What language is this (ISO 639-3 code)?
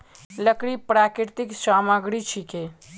mag